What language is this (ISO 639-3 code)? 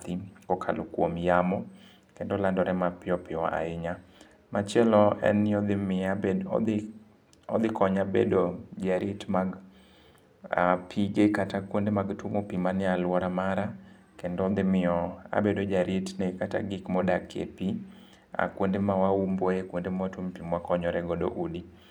luo